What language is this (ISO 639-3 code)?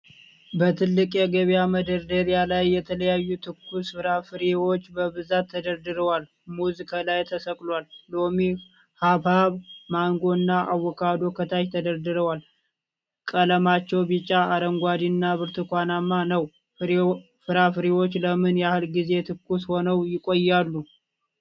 amh